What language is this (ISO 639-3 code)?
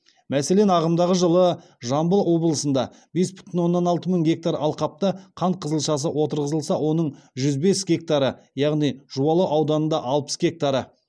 kaz